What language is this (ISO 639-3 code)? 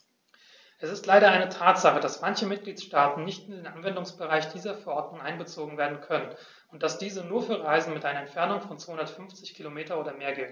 deu